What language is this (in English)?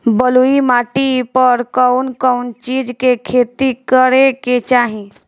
Bhojpuri